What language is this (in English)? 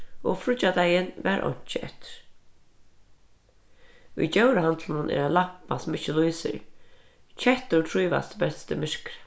Faroese